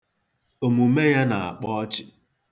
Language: Igbo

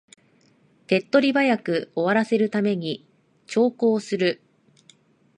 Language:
Japanese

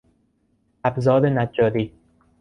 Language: Persian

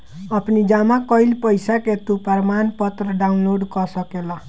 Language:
Bhojpuri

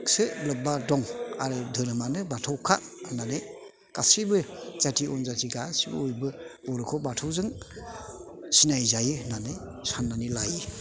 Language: Bodo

